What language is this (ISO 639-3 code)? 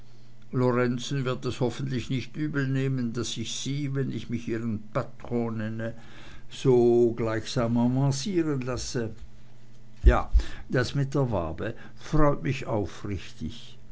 deu